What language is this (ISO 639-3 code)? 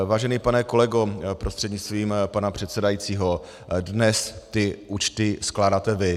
ces